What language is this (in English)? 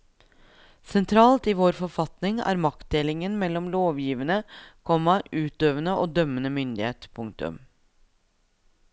Norwegian